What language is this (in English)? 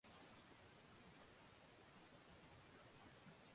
Chinese